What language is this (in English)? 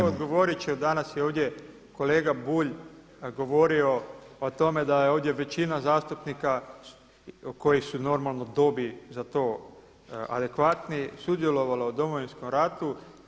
Croatian